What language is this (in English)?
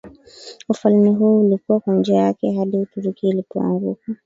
Swahili